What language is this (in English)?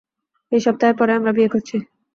Bangla